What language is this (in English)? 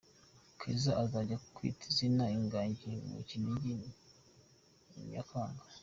Kinyarwanda